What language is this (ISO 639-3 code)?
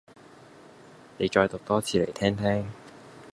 yue